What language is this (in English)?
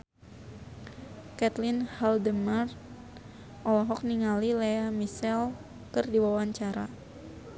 Sundanese